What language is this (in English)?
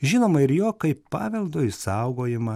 Lithuanian